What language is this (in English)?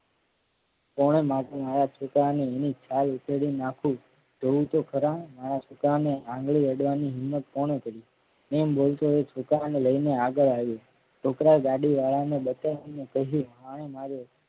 Gujarati